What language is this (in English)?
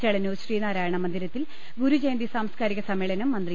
Malayalam